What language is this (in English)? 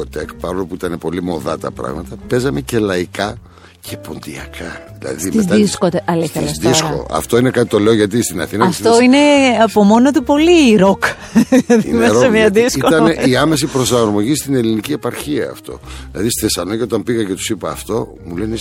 Greek